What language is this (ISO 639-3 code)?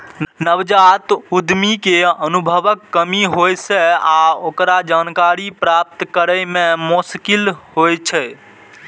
mai